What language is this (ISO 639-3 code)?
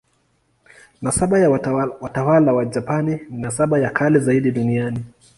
swa